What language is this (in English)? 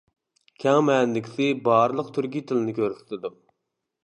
Uyghur